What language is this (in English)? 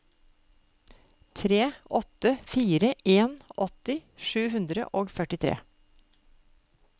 Norwegian